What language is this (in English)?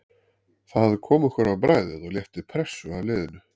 Icelandic